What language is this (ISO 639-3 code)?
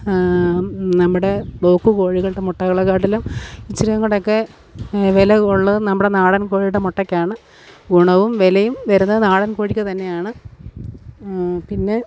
mal